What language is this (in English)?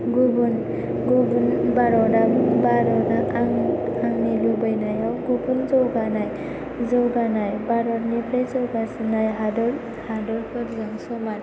Bodo